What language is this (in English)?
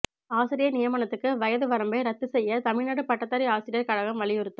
Tamil